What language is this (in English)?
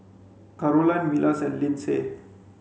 English